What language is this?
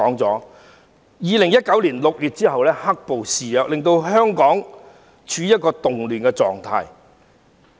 Cantonese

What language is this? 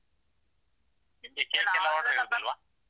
Kannada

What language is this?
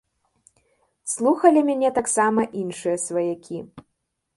Belarusian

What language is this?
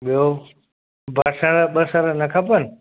Sindhi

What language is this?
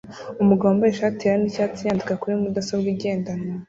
Kinyarwanda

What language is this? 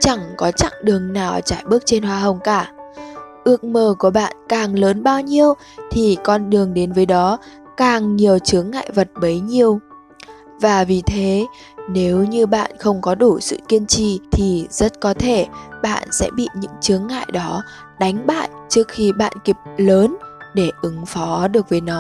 Vietnamese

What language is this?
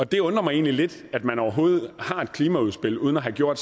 Danish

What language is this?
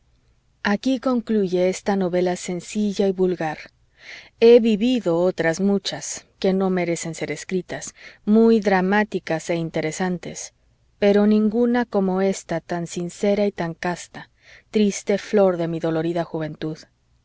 Spanish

